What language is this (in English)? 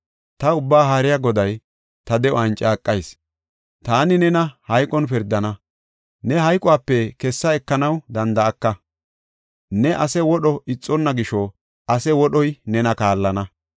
Gofa